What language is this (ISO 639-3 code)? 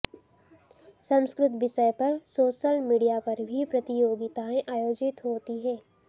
san